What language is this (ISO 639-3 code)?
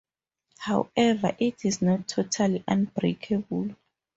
eng